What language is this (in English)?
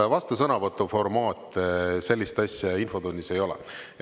Estonian